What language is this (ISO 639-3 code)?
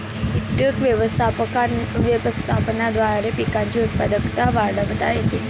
mar